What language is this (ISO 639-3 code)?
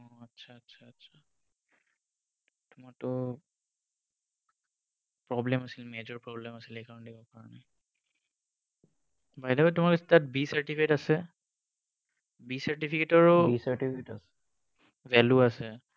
asm